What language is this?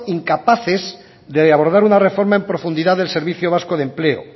Spanish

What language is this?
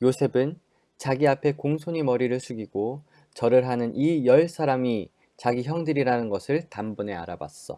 Korean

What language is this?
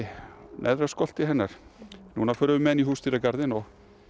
Icelandic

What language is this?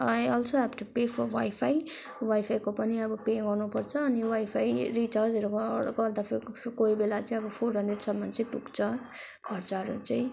Nepali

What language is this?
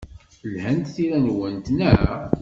Kabyle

